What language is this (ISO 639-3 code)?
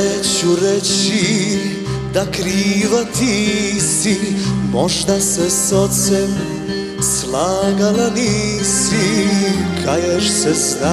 ron